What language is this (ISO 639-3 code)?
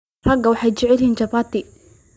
som